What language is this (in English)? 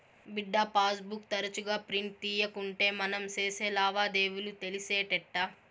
Telugu